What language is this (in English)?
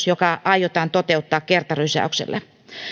Finnish